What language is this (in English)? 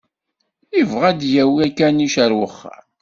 Kabyle